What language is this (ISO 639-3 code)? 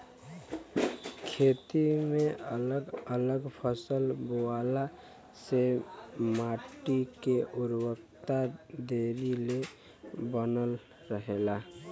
bho